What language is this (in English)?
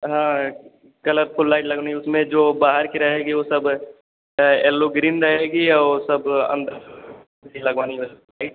Hindi